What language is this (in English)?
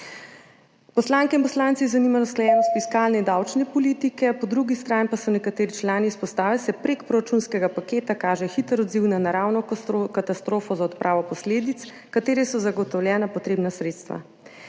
Slovenian